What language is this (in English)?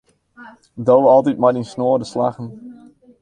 Western Frisian